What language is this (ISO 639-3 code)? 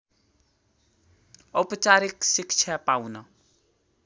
nep